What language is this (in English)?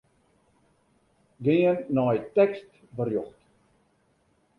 Western Frisian